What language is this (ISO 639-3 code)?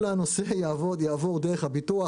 heb